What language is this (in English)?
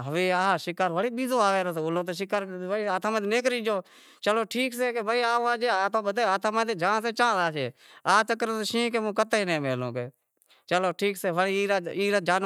Wadiyara Koli